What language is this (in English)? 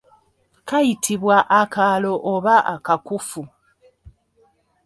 Ganda